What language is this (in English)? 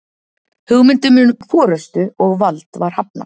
Icelandic